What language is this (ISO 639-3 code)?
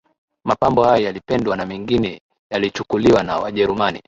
swa